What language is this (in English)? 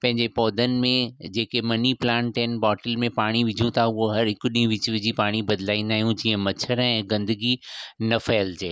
Sindhi